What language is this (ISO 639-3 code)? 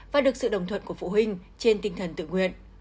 vie